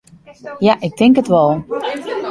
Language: Western Frisian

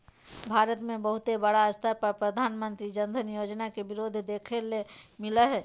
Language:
Magahi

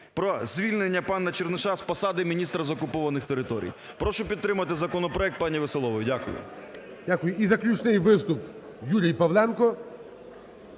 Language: Ukrainian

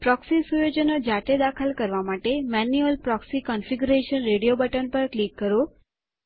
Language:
Gujarati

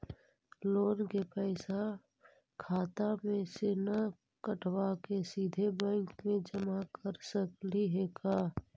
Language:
Magahi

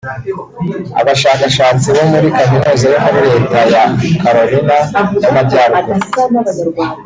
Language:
Kinyarwanda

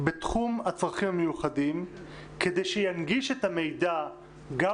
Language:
Hebrew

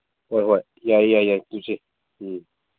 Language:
Manipuri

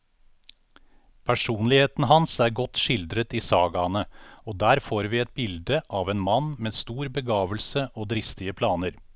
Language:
Norwegian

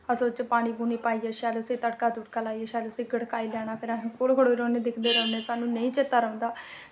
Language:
Dogri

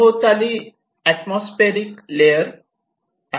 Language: Marathi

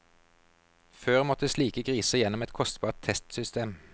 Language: Norwegian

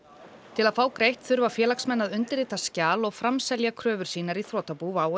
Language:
Icelandic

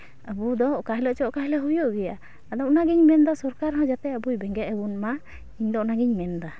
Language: Santali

